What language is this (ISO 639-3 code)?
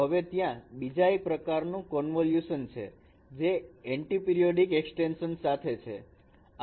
guj